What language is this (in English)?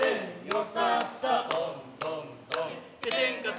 Japanese